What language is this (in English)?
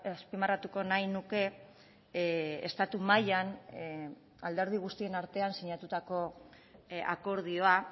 Basque